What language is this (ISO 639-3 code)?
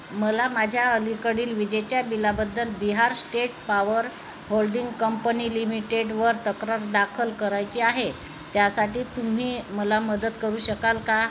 mar